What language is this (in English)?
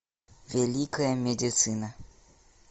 Russian